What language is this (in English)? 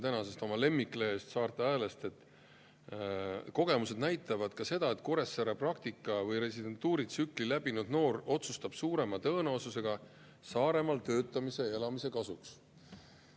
Estonian